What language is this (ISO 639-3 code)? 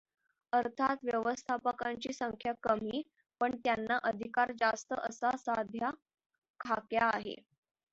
mar